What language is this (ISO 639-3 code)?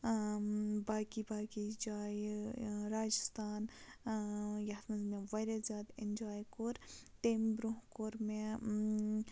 kas